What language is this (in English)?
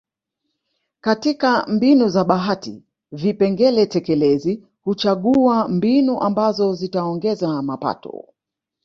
Swahili